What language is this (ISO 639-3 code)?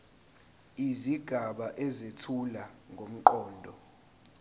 zul